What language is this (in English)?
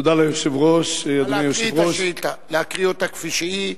Hebrew